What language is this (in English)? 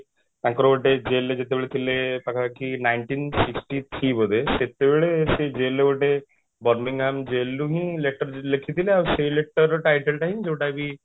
Odia